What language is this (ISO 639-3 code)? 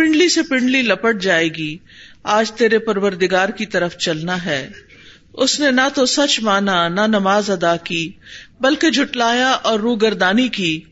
urd